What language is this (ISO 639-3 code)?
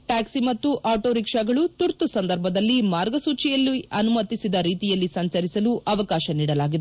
kan